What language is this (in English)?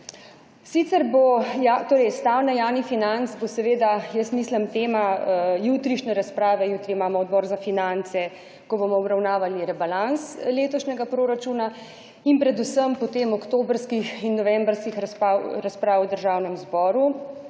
Slovenian